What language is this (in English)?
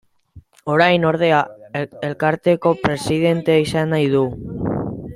Basque